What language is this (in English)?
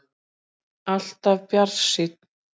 Icelandic